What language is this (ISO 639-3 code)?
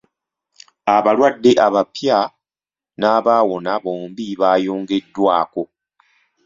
lug